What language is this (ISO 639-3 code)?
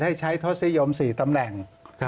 tha